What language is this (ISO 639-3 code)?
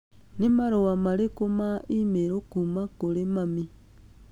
kik